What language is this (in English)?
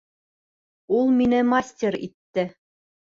Bashkir